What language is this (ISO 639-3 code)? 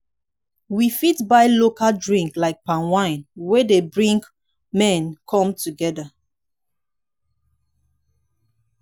pcm